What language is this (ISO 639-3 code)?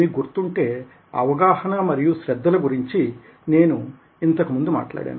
tel